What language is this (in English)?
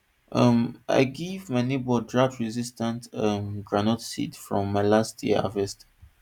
Nigerian Pidgin